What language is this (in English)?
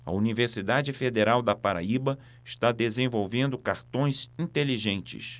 Portuguese